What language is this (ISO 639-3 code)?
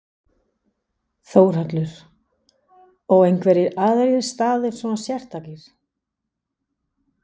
isl